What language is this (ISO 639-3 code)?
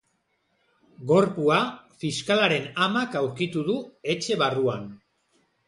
eus